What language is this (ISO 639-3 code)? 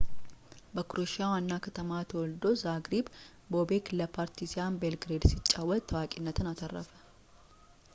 amh